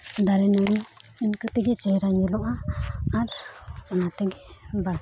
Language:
Santali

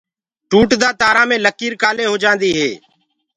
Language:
Gurgula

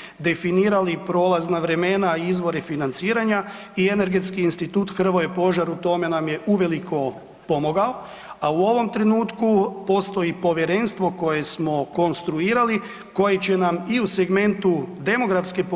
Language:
Croatian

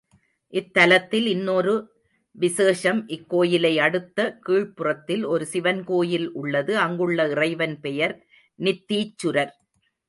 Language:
Tamil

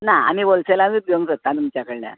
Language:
Konkani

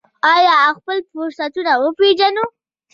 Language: Pashto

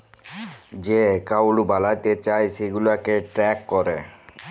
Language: Bangla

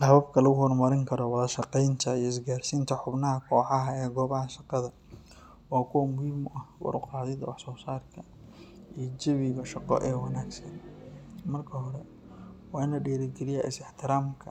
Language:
Somali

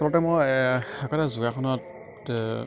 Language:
Assamese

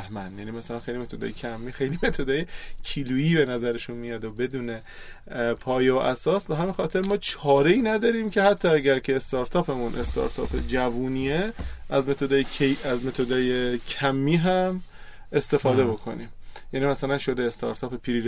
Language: Persian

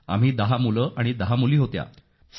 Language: Marathi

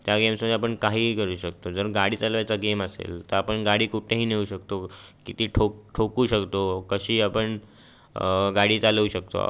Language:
Marathi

